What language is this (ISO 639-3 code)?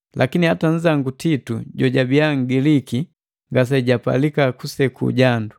mgv